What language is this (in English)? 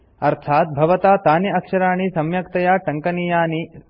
Sanskrit